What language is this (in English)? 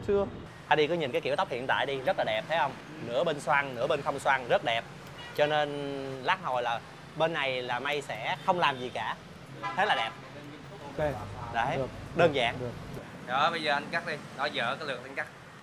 Vietnamese